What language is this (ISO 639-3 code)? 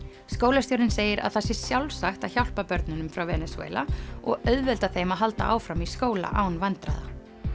isl